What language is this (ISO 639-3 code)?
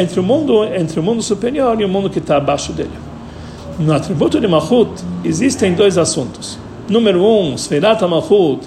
por